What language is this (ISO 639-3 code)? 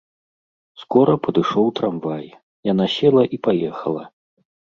bel